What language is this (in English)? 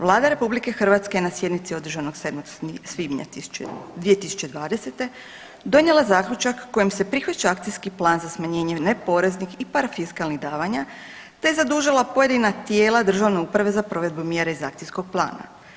Croatian